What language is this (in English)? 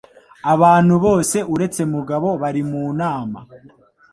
Kinyarwanda